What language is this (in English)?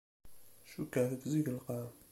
Kabyle